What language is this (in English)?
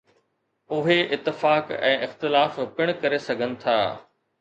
Sindhi